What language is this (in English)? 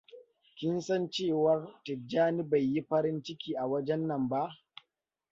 Hausa